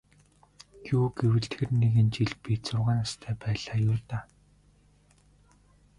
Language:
Mongolian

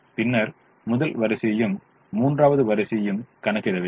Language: Tamil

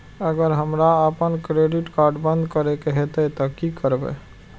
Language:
Maithili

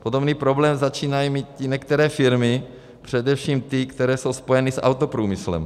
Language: Czech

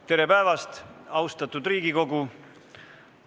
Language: Estonian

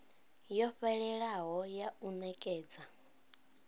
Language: Venda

